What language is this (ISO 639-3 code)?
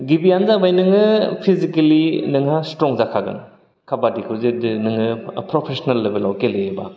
brx